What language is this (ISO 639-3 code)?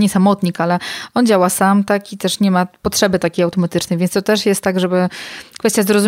pol